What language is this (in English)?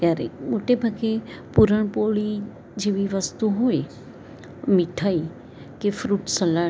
Gujarati